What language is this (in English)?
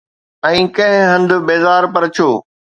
Sindhi